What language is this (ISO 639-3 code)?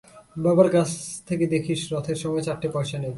ben